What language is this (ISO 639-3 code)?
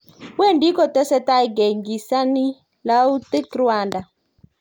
kln